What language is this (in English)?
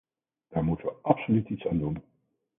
Dutch